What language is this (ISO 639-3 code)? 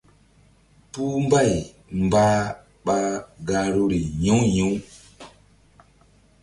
mdd